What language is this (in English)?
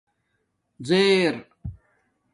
Domaaki